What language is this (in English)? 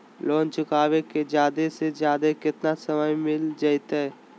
Magahi